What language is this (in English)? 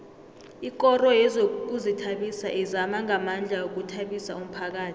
South Ndebele